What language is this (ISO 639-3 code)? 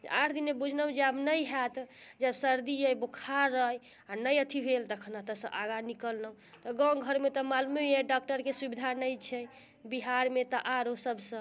mai